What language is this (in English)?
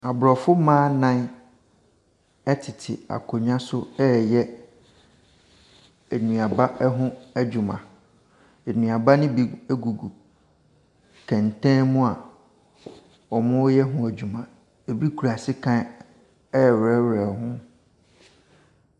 Akan